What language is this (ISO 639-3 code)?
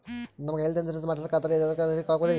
kan